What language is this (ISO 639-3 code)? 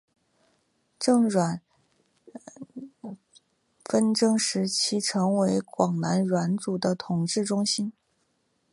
zho